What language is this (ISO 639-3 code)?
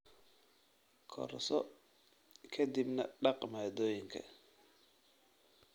som